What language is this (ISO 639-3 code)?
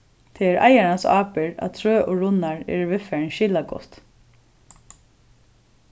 fao